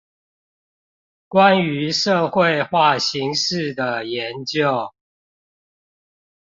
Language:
Chinese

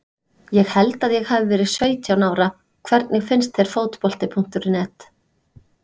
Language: Icelandic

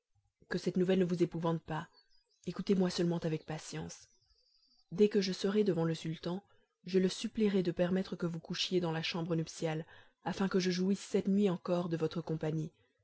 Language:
French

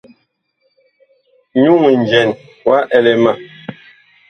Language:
Bakoko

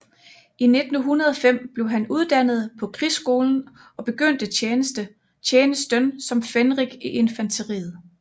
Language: Danish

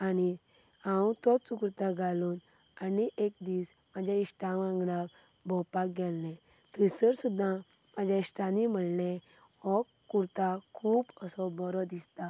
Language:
Konkani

